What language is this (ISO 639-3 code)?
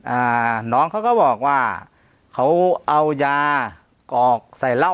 tha